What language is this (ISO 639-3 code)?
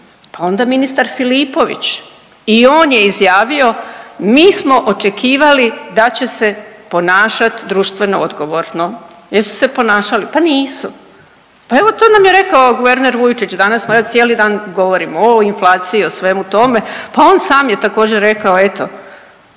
hrv